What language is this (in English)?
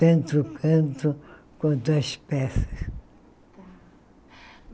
Portuguese